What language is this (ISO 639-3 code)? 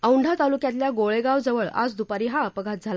mar